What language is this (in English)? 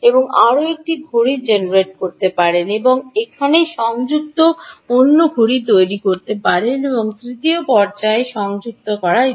Bangla